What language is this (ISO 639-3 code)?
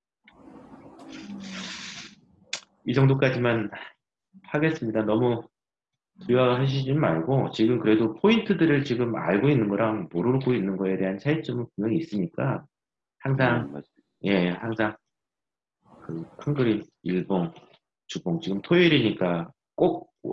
kor